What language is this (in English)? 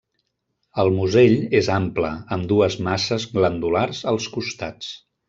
Catalan